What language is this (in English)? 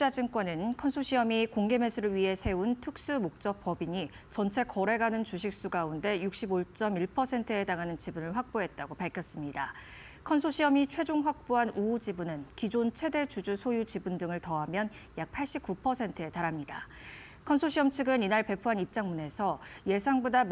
Korean